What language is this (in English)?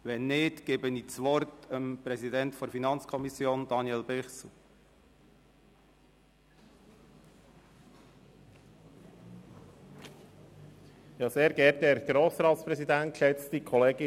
Swiss German